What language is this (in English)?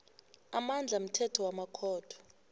South Ndebele